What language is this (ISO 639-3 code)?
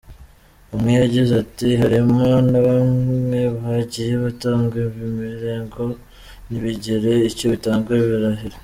kin